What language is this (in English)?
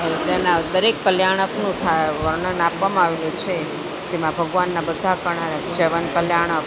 Gujarati